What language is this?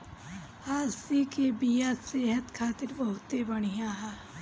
Bhojpuri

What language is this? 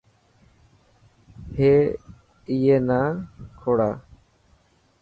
Dhatki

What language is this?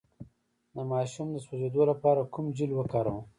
Pashto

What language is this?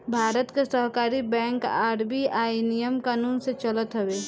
Bhojpuri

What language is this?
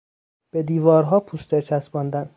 Persian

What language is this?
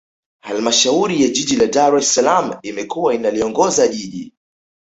Swahili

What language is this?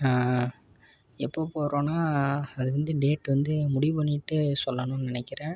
Tamil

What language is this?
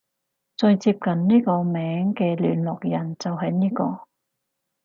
Cantonese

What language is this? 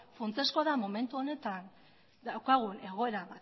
Basque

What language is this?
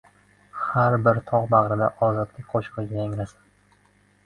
Uzbek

